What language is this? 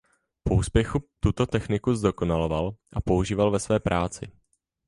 Czech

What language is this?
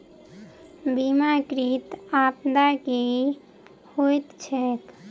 Maithili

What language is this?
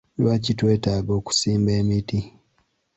Ganda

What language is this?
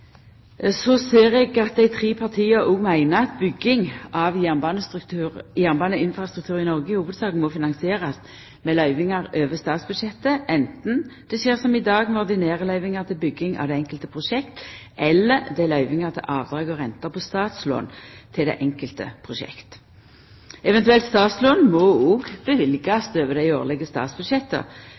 Norwegian Nynorsk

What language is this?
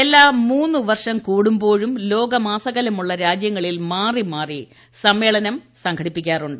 Malayalam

